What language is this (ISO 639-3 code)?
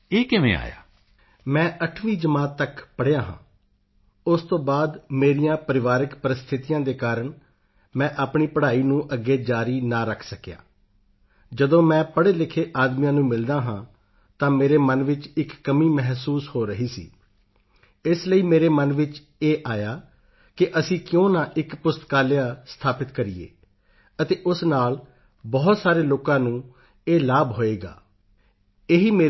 pan